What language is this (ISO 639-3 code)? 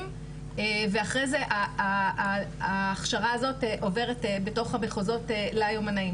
heb